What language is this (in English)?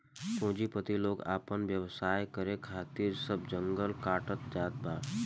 Bhojpuri